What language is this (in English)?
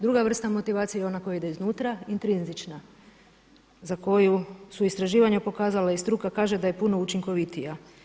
Croatian